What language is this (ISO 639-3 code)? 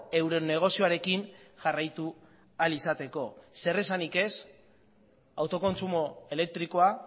eus